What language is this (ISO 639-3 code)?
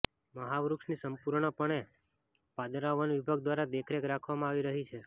guj